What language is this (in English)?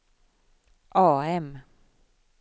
Swedish